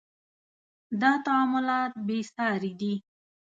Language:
Pashto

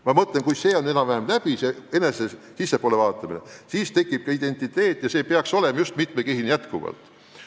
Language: Estonian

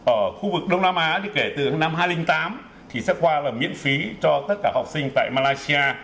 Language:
Vietnamese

